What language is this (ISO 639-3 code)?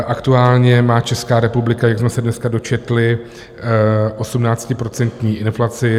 ces